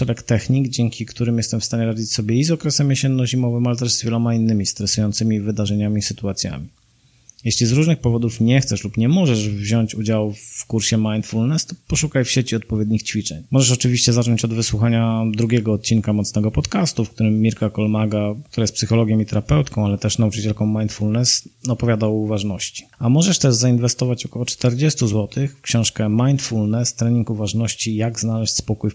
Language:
Polish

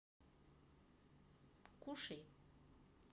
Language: Russian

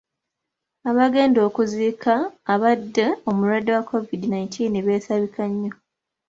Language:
Ganda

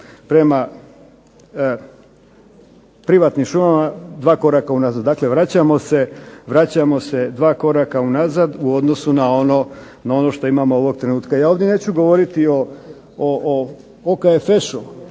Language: Croatian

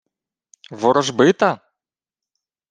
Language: Ukrainian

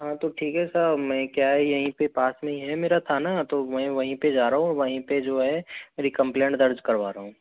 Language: Hindi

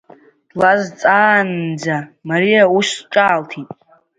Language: Abkhazian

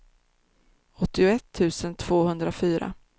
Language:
Swedish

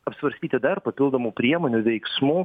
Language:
Lithuanian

